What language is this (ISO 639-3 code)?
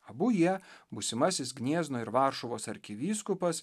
lit